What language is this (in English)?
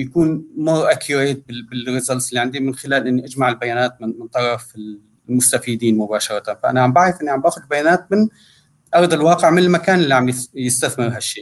Arabic